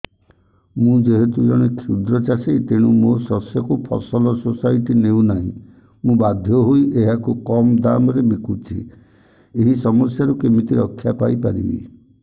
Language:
Odia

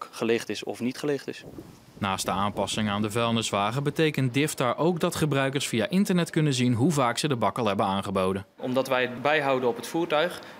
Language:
Dutch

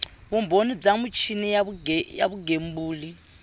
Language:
Tsonga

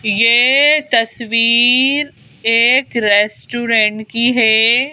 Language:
Hindi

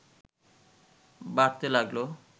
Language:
Bangla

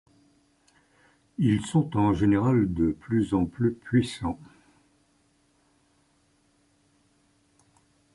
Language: French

